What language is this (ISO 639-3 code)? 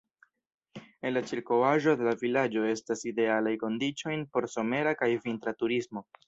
epo